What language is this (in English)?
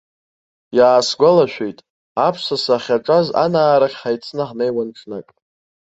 Abkhazian